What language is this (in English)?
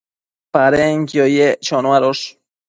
Matsés